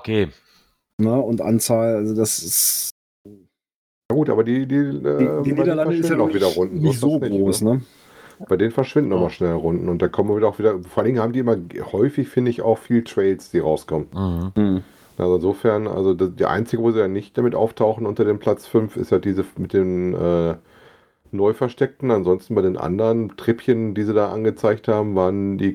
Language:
German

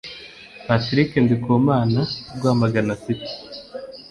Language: Kinyarwanda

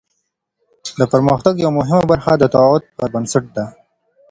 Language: Pashto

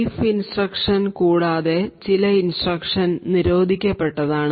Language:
Malayalam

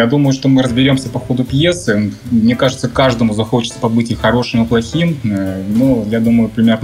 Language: Russian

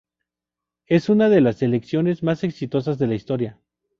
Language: Spanish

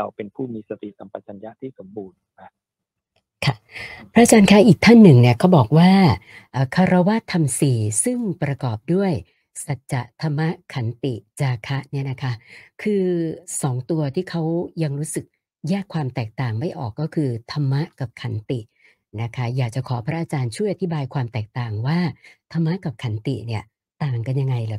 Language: Thai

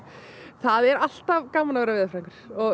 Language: Icelandic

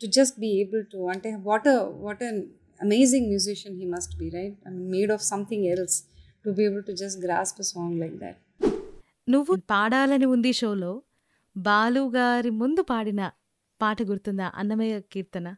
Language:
Telugu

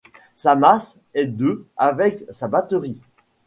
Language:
French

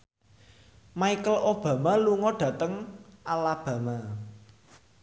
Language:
Javanese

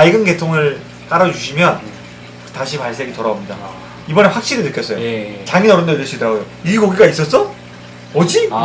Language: Korean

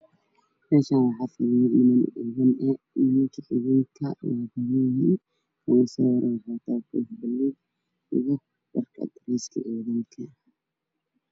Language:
Somali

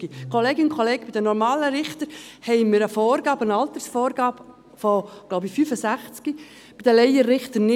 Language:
Swiss German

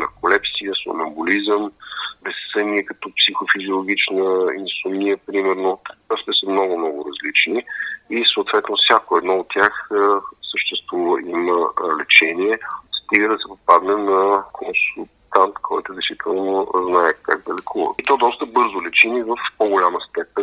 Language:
Bulgarian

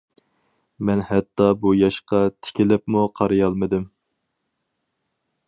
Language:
Uyghur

